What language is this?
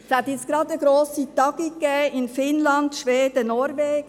Swiss German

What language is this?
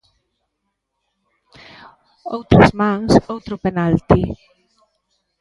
Galician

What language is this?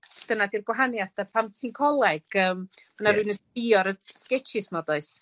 Welsh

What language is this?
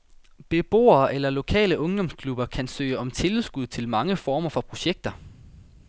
Danish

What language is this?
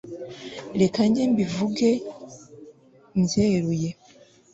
Kinyarwanda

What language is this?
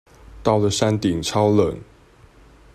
Chinese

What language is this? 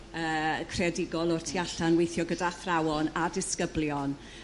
Welsh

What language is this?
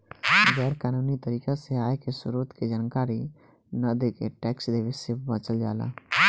Bhojpuri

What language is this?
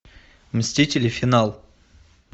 Russian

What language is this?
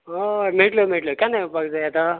Konkani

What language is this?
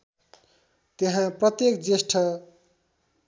Nepali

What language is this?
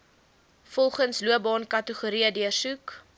Afrikaans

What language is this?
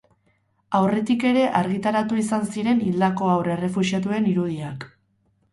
Basque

